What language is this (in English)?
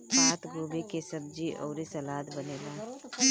Bhojpuri